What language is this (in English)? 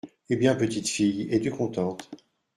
French